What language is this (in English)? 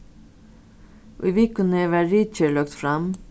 Faroese